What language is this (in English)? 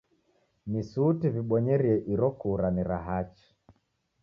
Taita